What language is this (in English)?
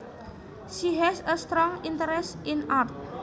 Javanese